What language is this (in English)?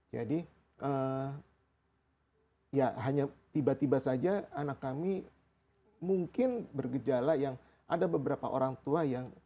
Indonesian